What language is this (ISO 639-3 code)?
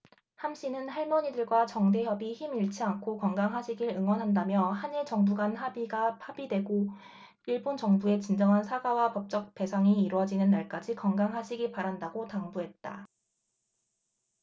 kor